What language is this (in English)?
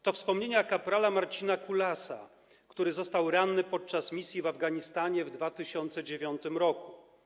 Polish